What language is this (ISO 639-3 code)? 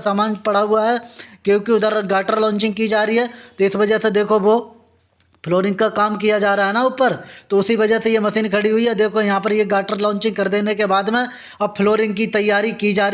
hin